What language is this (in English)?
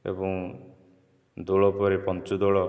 Odia